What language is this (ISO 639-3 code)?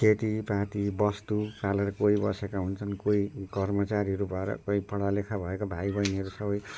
nep